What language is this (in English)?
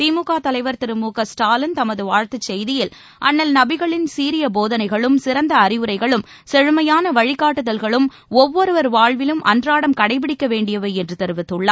Tamil